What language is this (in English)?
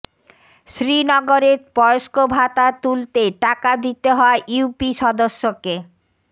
Bangla